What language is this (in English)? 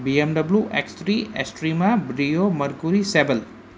Sindhi